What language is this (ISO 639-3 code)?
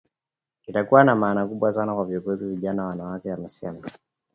swa